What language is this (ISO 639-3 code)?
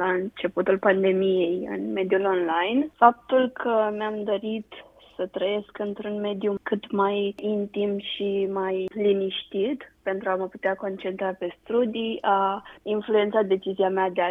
ron